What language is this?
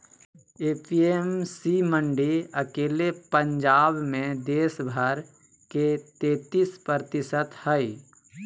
Magahi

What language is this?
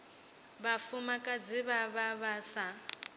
Venda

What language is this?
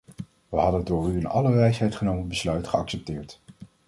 Dutch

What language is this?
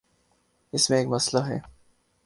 Urdu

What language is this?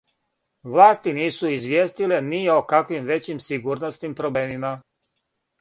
Serbian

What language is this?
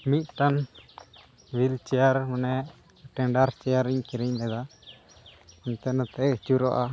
Santali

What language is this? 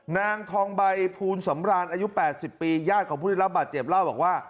Thai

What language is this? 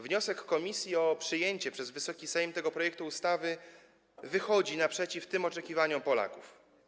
Polish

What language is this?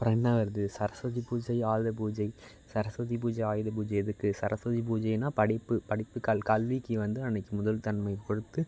Tamil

